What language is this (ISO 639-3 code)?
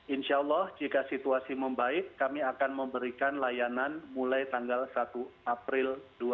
ind